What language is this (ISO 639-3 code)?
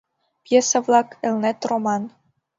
chm